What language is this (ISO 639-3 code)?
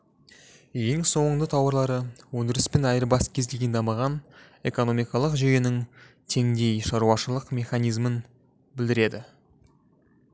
kaz